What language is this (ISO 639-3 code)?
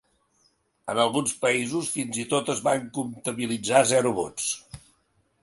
cat